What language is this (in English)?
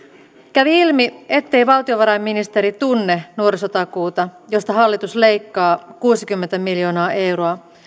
Finnish